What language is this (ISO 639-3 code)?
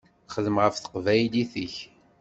kab